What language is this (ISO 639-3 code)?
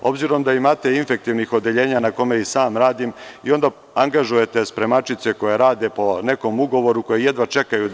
srp